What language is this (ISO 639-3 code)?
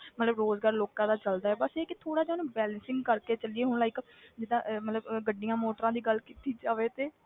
pan